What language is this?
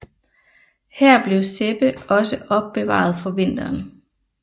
Danish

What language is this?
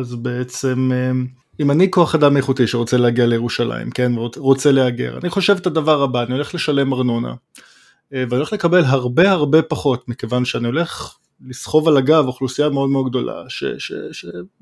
Hebrew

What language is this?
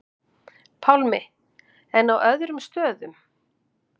Icelandic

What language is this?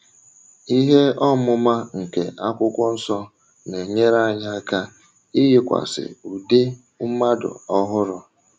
Igbo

